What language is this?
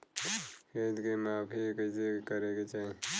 Bhojpuri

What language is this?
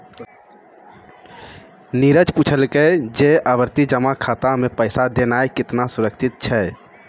Maithili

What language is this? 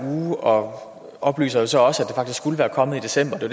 Danish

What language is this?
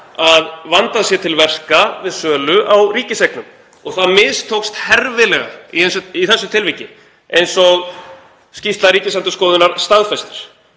Icelandic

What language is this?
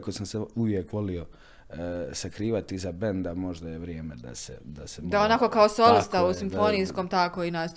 Croatian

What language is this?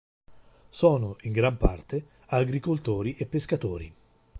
Italian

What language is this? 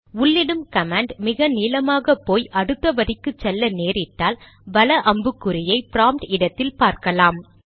Tamil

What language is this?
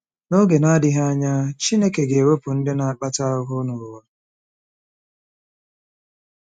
Igbo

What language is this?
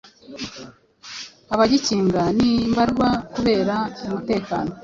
Kinyarwanda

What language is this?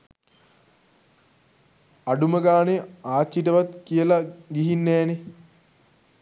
Sinhala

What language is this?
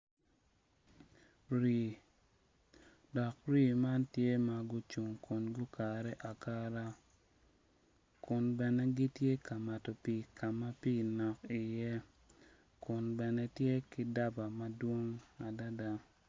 Acoli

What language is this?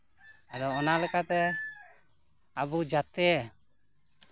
Santali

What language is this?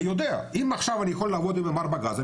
Hebrew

